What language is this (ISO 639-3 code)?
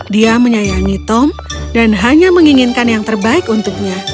ind